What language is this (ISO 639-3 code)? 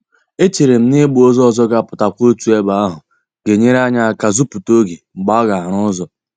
ibo